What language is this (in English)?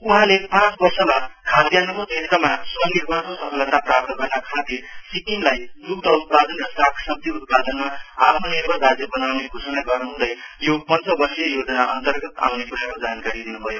Nepali